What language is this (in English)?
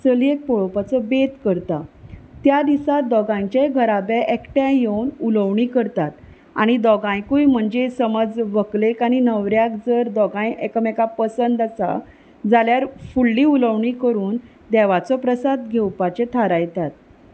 Konkani